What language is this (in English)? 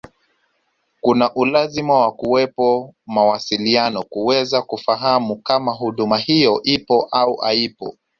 Swahili